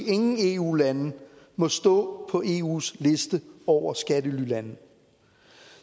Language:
Danish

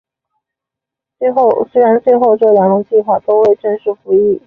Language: Chinese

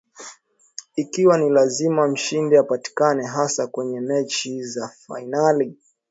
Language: Swahili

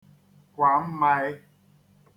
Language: Igbo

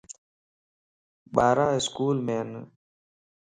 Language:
Lasi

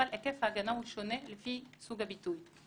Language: Hebrew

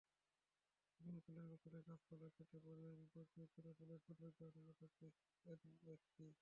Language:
Bangla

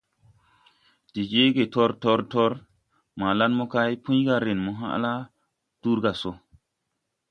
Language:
Tupuri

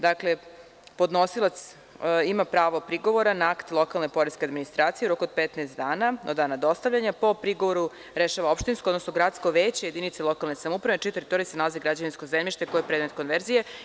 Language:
Serbian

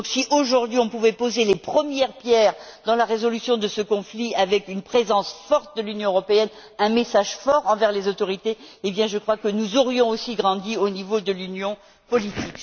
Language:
French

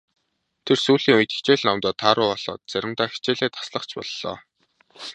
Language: Mongolian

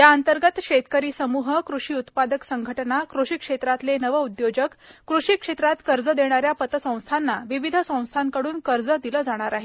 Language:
Marathi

